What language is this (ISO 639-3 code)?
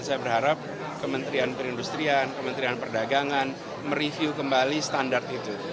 ind